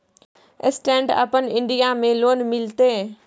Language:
Maithili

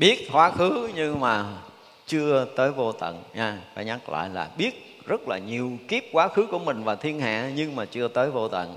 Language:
Vietnamese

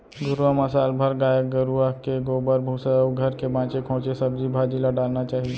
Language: Chhattisgarhi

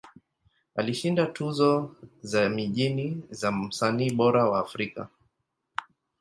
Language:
Swahili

